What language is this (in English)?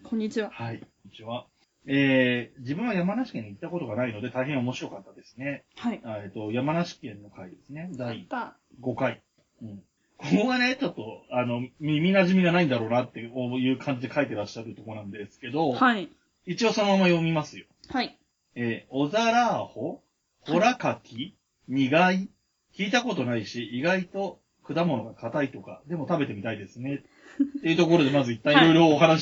Japanese